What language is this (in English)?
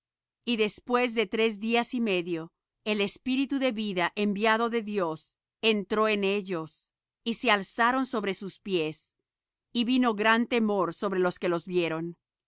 Spanish